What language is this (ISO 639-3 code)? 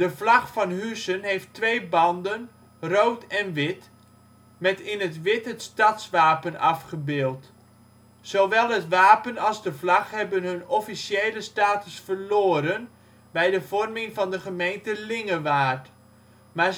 nld